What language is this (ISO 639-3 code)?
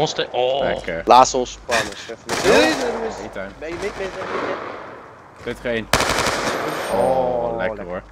nld